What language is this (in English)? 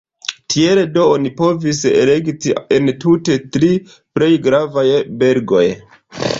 Esperanto